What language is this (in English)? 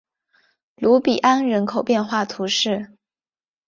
Chinese